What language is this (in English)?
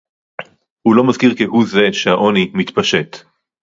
Hebrew